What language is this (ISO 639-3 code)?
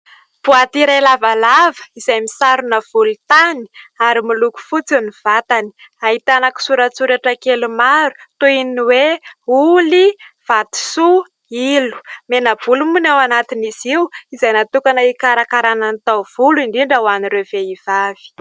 mlg